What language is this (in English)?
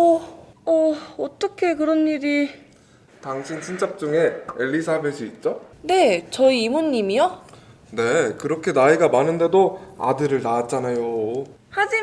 Korean